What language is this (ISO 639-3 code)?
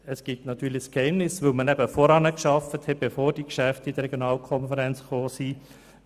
gsw